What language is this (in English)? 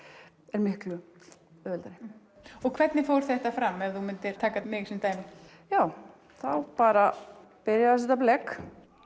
Icelandic